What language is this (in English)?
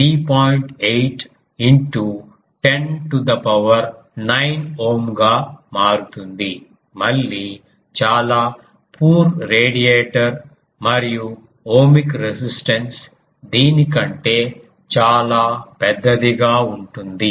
Telugu